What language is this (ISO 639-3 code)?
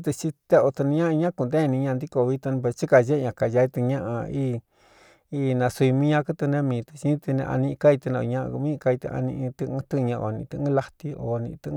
xtu